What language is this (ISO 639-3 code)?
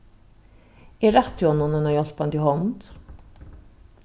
fao